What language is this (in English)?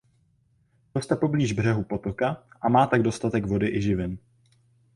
Czech